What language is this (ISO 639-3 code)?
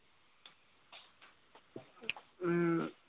asm